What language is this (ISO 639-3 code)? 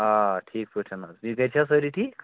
kas